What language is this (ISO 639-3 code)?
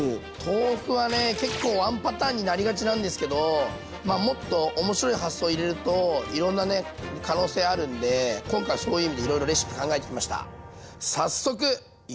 jpn